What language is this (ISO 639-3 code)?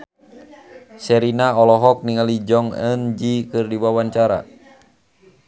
sun